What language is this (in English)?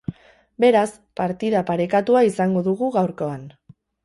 Basque